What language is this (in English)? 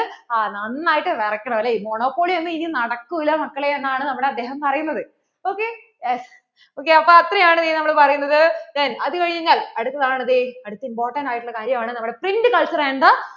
Malayalam